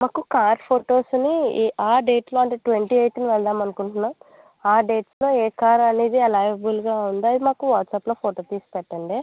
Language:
Telugu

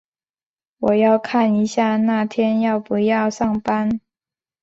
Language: Chinese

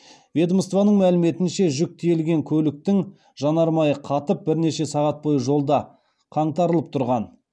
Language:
Kazakh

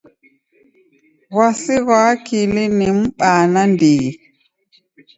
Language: Taita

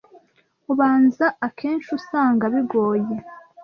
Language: Kinyarwanda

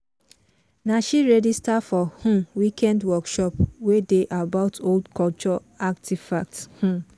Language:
Nigerian Pidgin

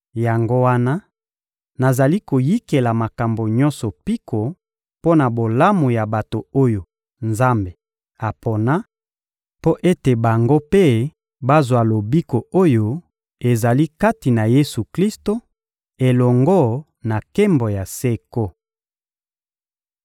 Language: Lingala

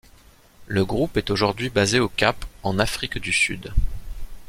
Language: French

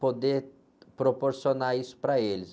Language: Portuguese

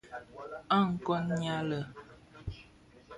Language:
Bafia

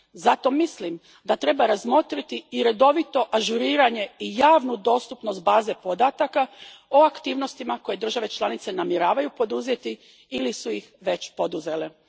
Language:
Croatian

